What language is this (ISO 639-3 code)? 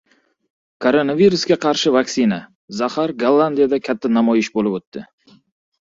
uzb